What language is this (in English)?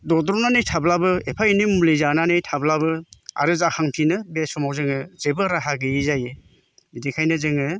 Bodo